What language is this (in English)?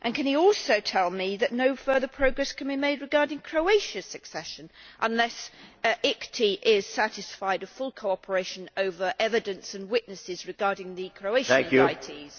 English